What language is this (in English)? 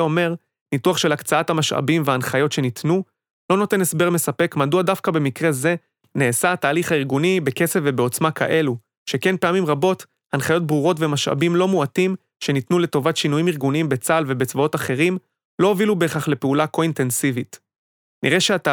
Hebrew